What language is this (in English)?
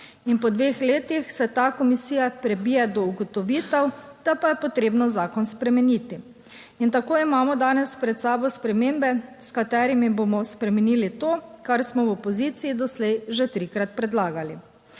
Slovenian